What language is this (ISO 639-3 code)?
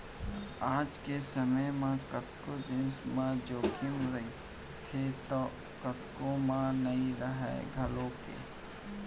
hne